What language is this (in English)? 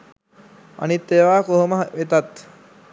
Sinhala